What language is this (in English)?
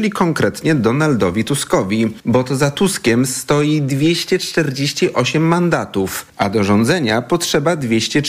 Polish